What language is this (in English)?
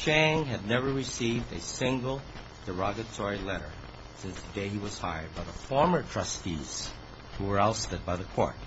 English